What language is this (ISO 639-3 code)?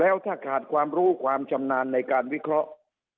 tha